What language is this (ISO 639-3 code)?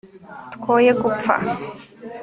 kin